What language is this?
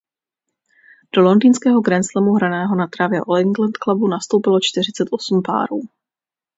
Czech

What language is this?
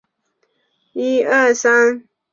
Chinese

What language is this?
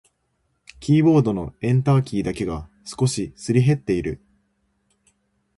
Japanese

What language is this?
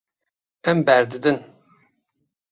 Kurdish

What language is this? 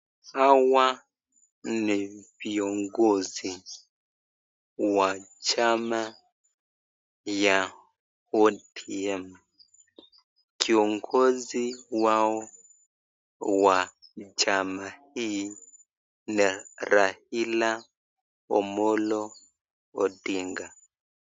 Swahili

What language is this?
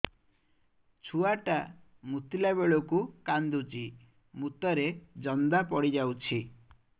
Odia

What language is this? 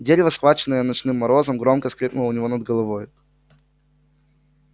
Russian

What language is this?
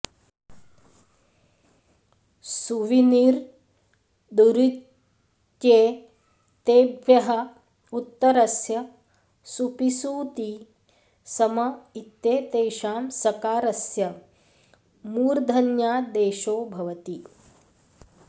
Sanskrit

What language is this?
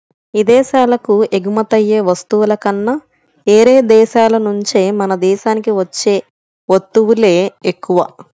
Telugu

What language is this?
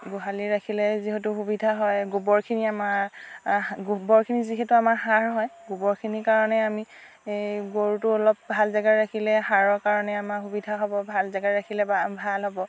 Assamese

